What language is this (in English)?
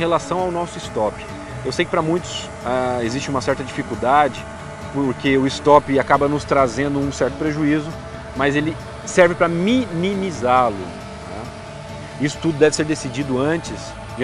Portuguese